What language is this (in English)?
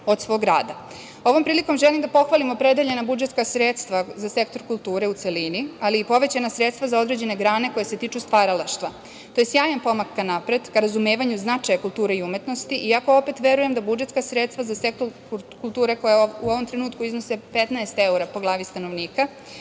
Serbian